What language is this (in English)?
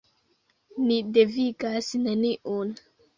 Esperanto